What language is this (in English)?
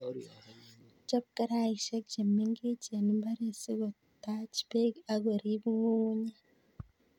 Kalenjin